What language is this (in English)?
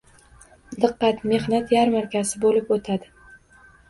Uzbek